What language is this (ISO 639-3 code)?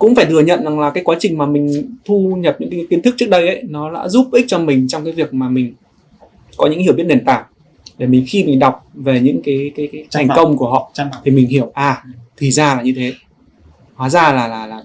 vie